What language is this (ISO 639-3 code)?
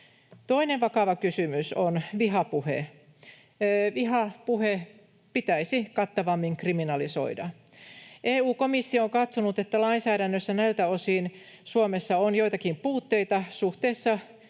fin